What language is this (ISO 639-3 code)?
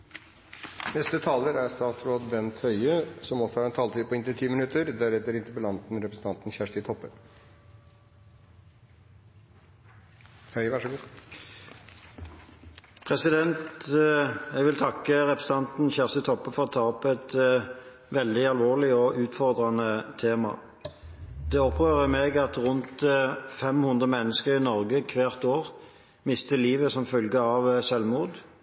nor